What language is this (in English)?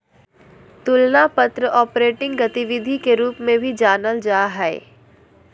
Magahi